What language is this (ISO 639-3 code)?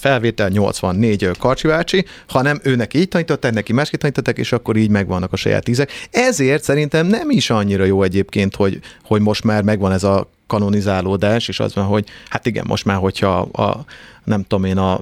hun